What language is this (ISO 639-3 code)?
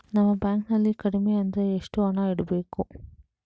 kan